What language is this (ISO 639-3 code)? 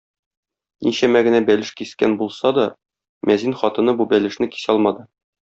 tat